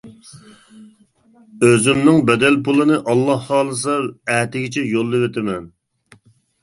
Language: Uyghur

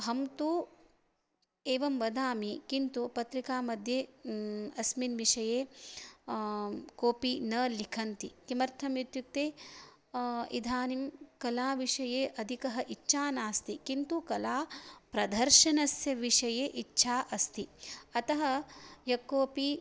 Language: Sanskrit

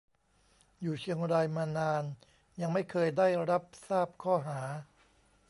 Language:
Thai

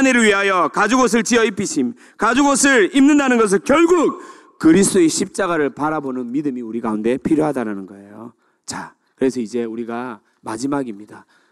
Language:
Korean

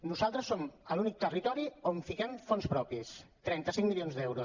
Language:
Catalan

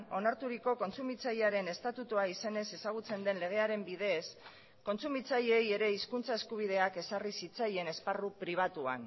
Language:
Basque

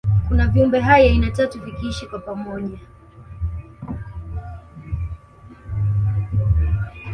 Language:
Swahili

